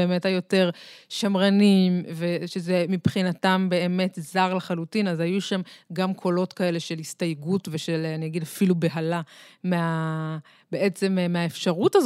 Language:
Hebrew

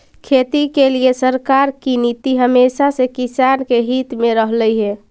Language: Magahi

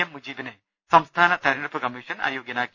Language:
Malayalam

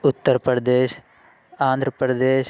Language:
Urdu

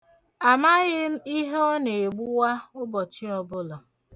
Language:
Igbo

